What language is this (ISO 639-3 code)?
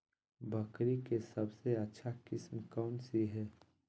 mag